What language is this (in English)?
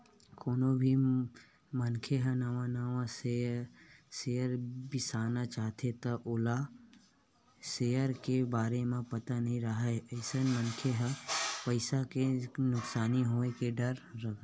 Chhattisgarhi